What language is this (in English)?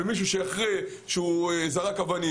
Hebrew